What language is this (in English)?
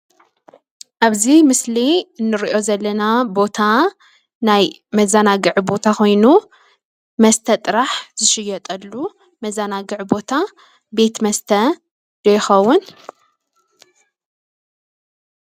Tigrinya